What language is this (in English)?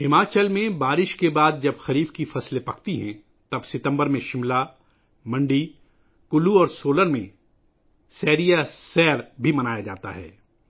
Urdu